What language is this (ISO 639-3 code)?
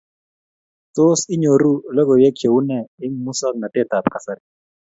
kln